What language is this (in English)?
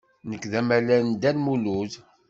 Kabyle